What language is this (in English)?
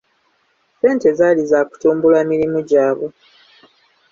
Ganda